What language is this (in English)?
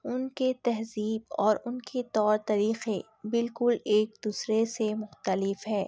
Urdu